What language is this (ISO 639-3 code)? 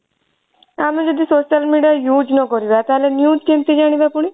ori